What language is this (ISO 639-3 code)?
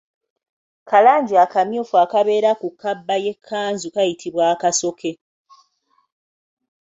lug